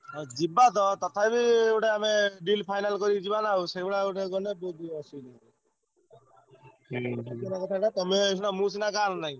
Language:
Odia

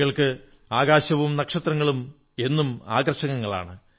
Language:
Malayalam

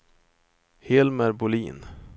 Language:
Swedish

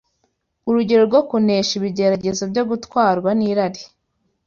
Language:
Kinyarwanda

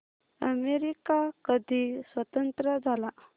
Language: Marathi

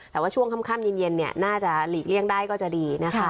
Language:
Thai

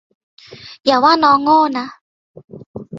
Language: Thai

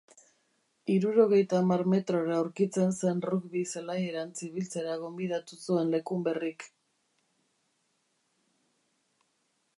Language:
Basque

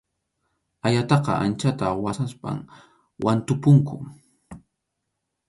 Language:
Arequipa-La Unión Quechua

